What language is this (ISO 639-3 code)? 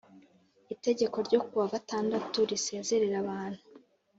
kin